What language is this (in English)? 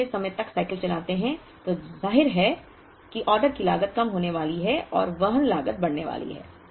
Hindi